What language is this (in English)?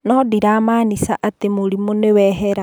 Kikuyu